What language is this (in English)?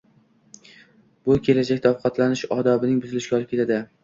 Uzbek